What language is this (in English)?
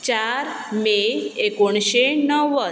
Konkani